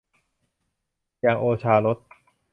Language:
Thai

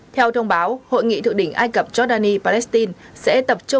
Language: Vietnamese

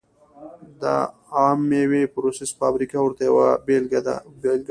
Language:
Pashto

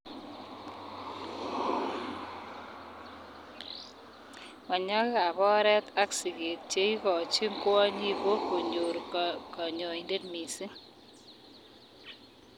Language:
Kalenjin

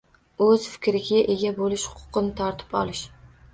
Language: Uzbek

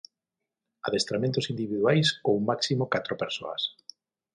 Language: Galician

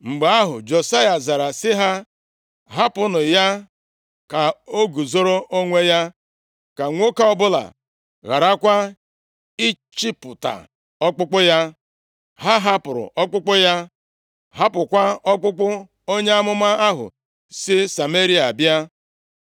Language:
Igbo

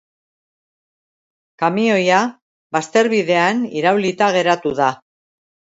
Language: Basque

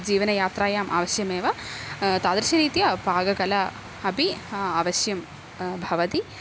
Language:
Sanskrit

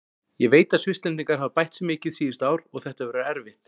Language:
Icelandic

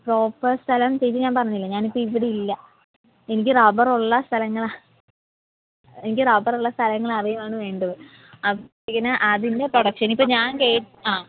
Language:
Malayalam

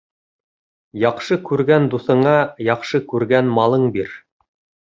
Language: Bashkir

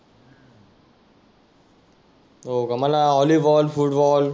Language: Marathi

